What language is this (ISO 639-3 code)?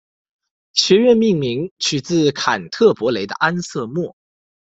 zho